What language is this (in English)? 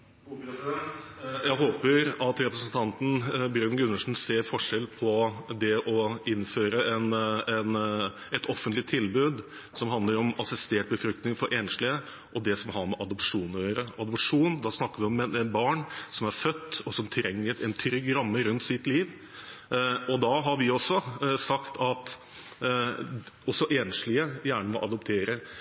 Norwegian Bokmål